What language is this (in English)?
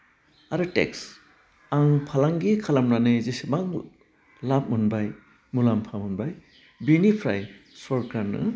Bodo